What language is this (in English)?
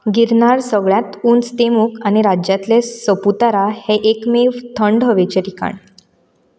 Konkani